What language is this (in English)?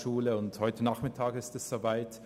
Swiss German